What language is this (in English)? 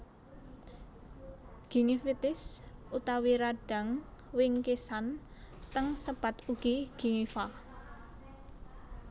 Javanese